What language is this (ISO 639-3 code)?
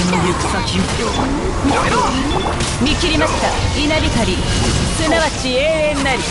jpn